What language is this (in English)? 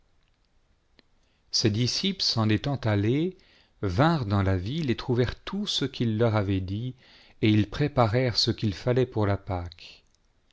French